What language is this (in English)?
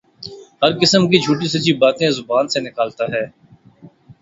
Urdu